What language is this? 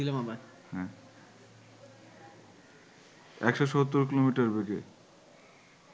Bangla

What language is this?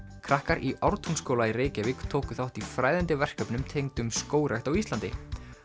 Icelandic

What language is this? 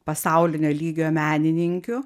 Lithuanian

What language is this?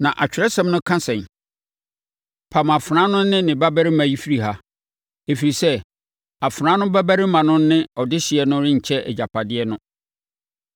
Akan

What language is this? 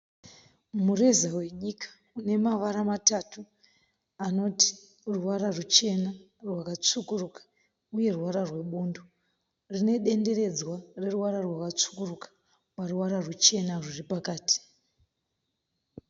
Shona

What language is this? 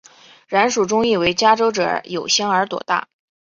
Chinese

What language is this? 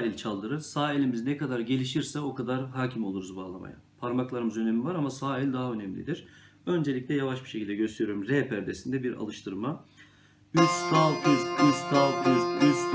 Turkish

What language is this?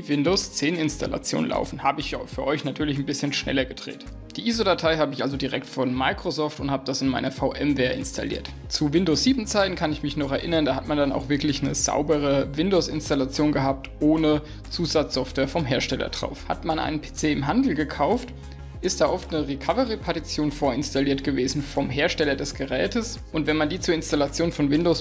German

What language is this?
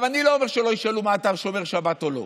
Hebrew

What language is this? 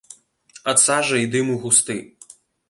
Belarusian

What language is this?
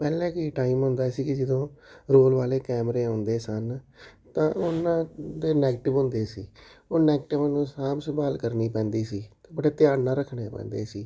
Punjabi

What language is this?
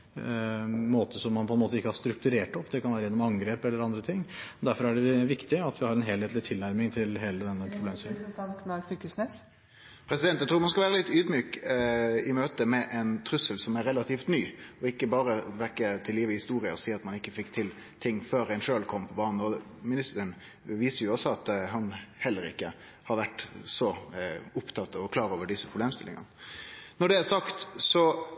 Norwegian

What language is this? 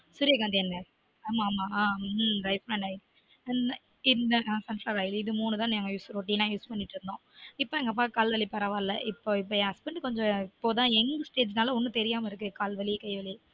Tamil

